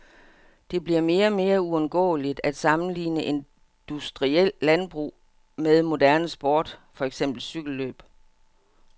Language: Danish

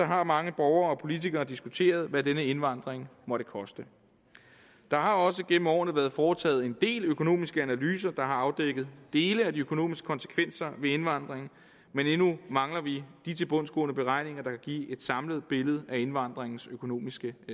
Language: Danish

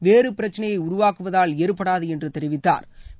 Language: Tamil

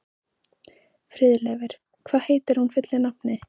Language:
Icelandic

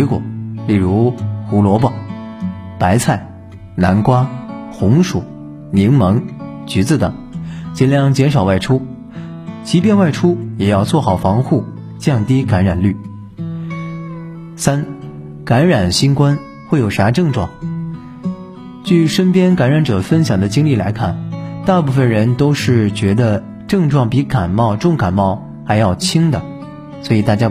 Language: Chinese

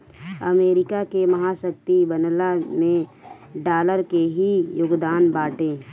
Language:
Bhojpuri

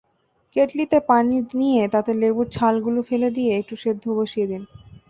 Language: Bangla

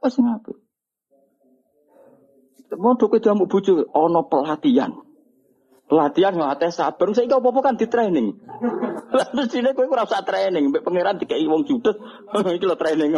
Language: Malay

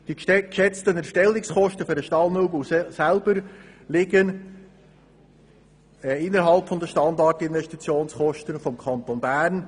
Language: Swiss German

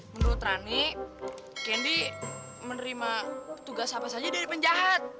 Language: Indonesian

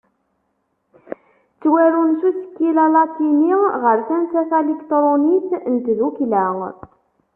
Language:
Kabyle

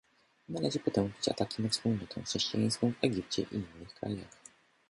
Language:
Polish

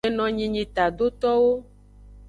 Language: Aja (Benin)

